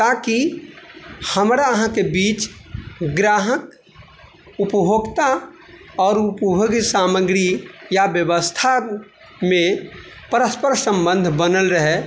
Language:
Maithili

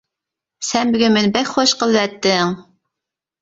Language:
Uyghur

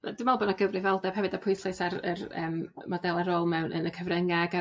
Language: Welsh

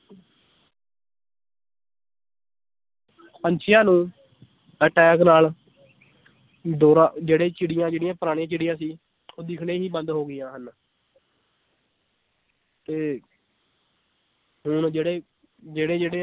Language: Punjabi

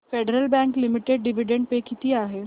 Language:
Marathi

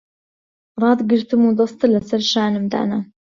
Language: Central Kurdish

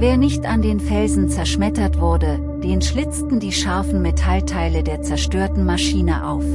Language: German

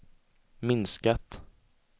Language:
Swedish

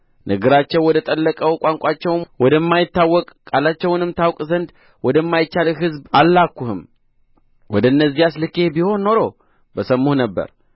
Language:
Amharic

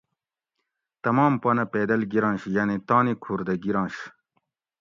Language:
Gawri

